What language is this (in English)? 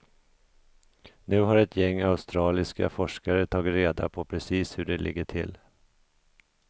Swedish